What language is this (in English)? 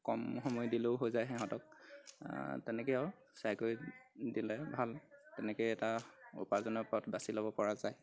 Assamese